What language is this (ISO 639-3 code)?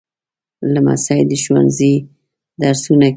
pus